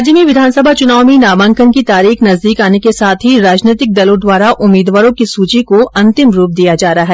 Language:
Hindi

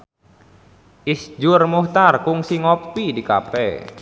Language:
Sundanese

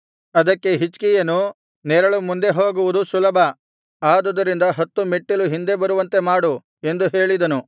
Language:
Kannada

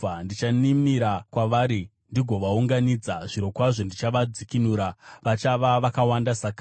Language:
Shona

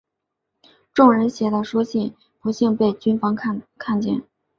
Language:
Chinese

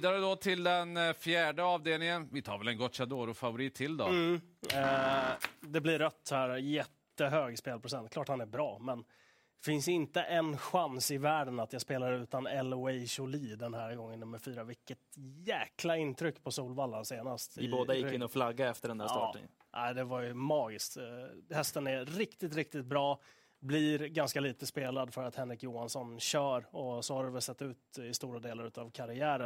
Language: Swedish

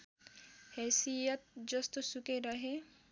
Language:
Nepali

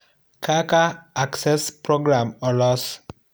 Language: Luo (Kenya and Tanzania)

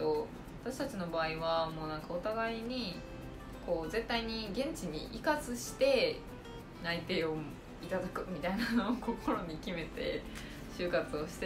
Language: Japanese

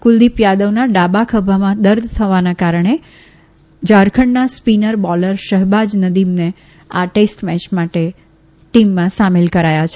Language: Gujarati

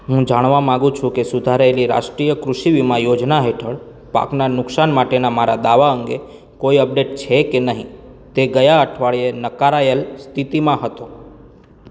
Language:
Gujarati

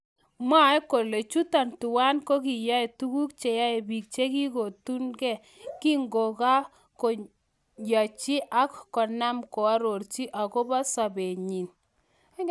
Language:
Kalenjin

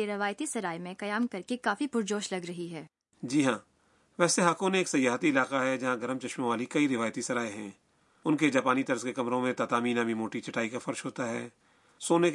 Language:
Urdu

